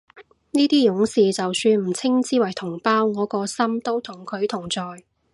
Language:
Cantonese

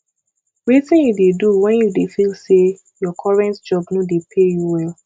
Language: Nigerian Pidgin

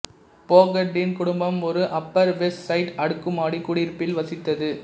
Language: Tamil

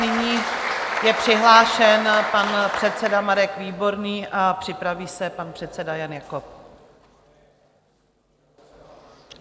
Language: Czech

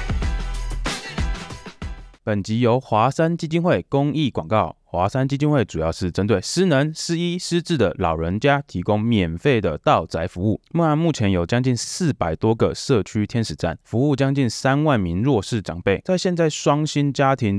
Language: Chinese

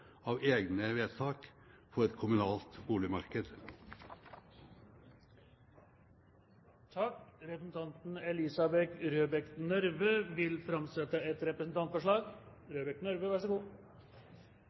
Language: Norwegian Bokmål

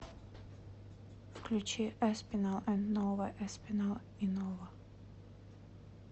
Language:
Russian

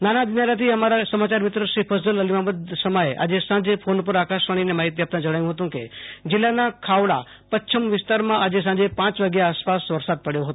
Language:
Gujarati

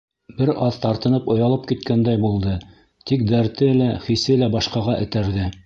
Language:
Bashkir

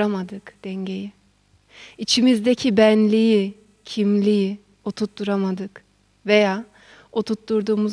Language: Turkish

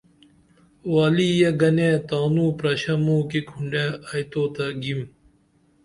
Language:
Dameli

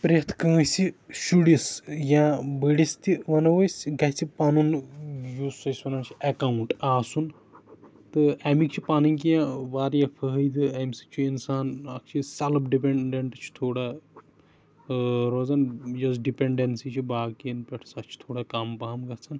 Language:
Kashmiri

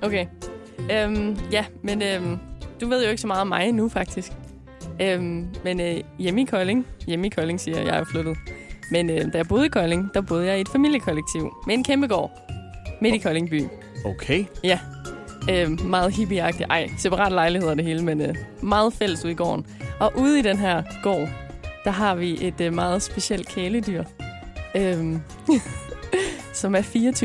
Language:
Danish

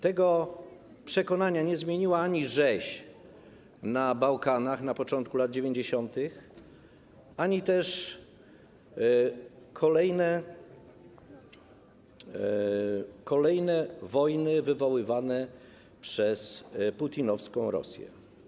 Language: Polish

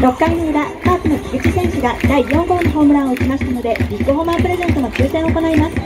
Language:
Japanese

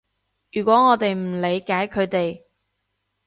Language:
Cantonese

